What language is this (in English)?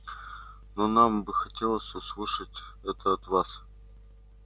Russian